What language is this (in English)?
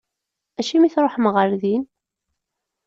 Kabyle